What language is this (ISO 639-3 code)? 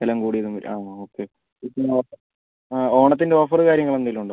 mal